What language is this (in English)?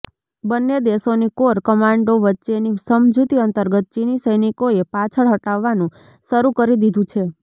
Gujarati